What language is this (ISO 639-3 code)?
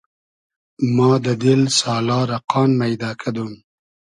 haz